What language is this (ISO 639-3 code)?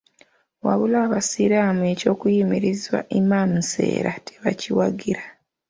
lug